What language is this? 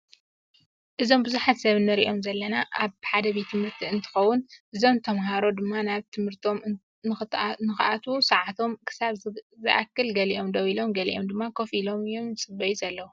Tigrinya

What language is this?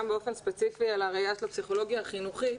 Hebrew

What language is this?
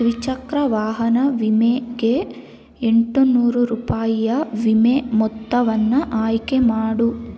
Kannada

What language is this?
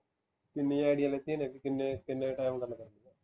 Punjabi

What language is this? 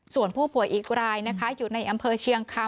Thai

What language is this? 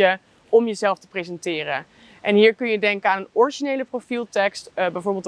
Dutch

